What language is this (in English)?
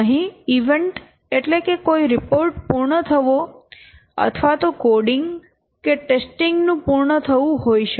Gujarati